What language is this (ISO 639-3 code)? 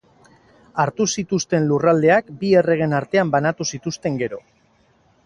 eus